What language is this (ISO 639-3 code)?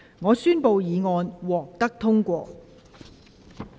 yue